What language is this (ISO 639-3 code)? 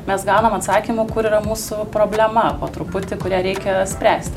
lit